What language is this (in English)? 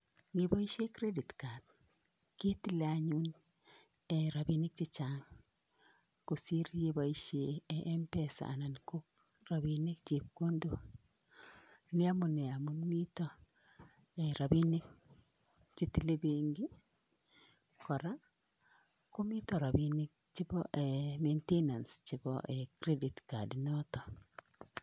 Kalenjin